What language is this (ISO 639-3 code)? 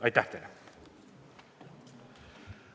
est